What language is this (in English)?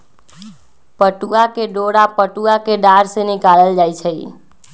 Magahi